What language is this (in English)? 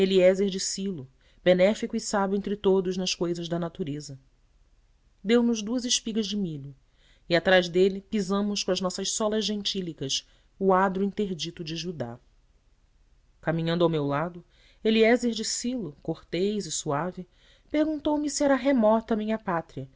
Portuguese